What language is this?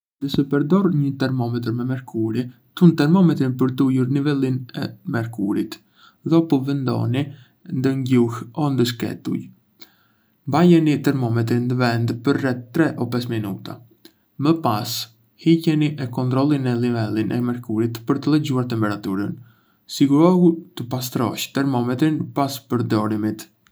Arbëreshë Albanian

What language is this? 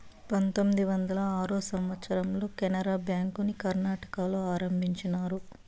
Telugu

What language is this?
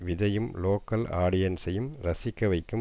Tamil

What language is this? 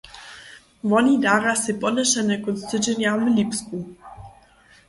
Upper Sorbian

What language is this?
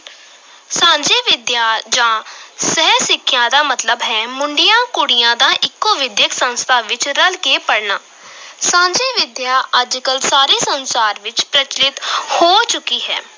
Punjabi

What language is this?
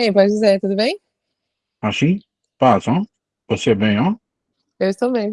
Portuguese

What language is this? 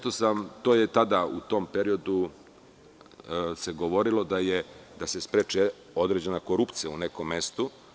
Serbian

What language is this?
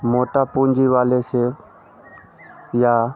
Hindi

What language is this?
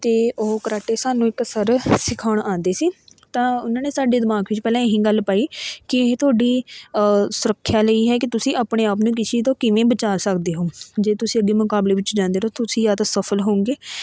Punjabi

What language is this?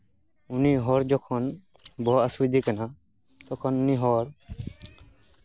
Santali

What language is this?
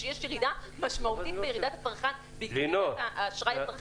Hebrew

